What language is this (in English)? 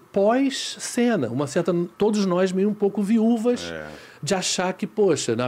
Portuguese